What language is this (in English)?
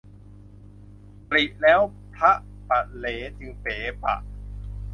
Thai